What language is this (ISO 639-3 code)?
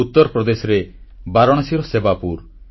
ori